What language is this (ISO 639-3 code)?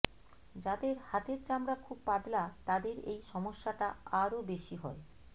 ben